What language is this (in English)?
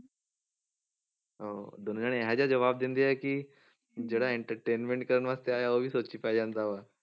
Punjabi